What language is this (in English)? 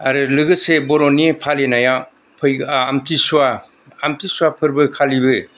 Bodo